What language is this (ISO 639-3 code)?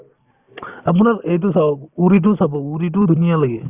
asm